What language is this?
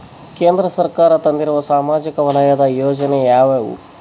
Kannada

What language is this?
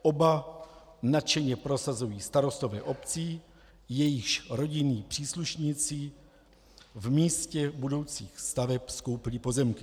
Czech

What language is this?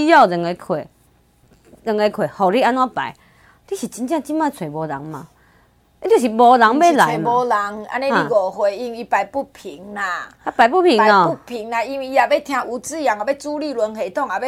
Chinese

